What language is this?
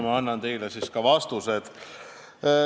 Estonian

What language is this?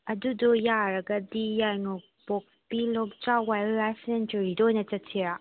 Manipuri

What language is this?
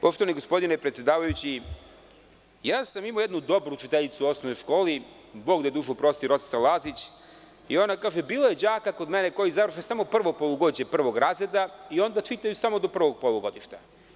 Serbian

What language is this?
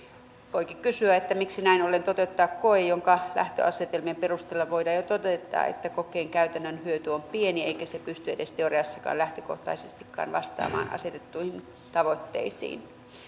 Finnish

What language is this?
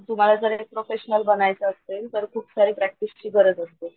Marathi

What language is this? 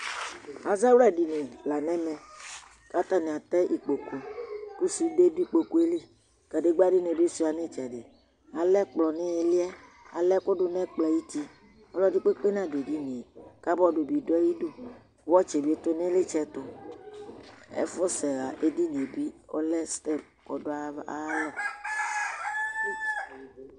Ikposo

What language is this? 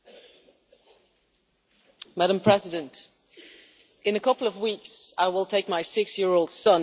English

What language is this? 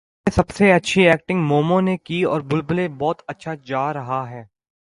Urdu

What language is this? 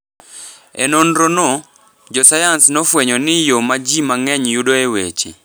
Luo (Kenya and Tanzania)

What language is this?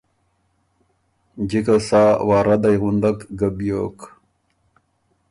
Ormuri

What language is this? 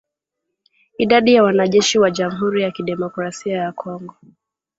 Swahili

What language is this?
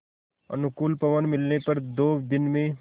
Hindi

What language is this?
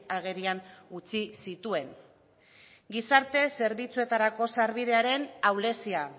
Basque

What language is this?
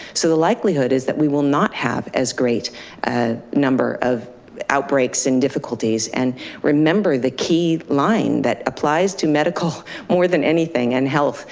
English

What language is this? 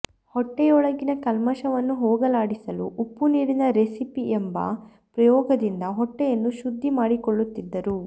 Kannada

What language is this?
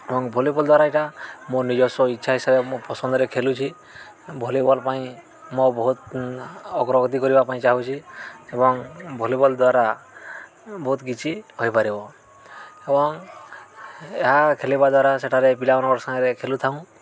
Odia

